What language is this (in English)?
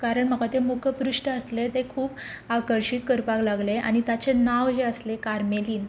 Konkani